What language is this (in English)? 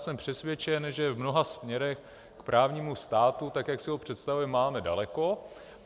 Czech